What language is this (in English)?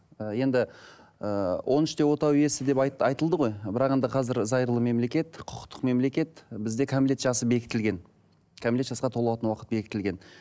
Kazakh